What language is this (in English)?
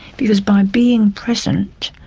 English